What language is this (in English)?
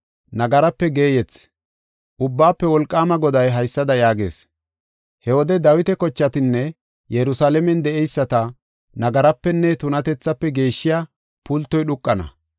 Gofa